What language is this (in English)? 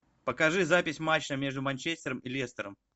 Russian